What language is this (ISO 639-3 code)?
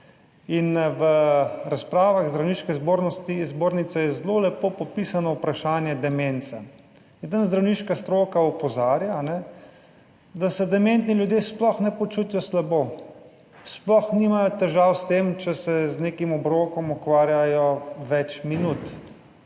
slv